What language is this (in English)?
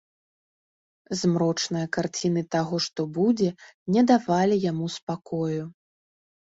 Belarusian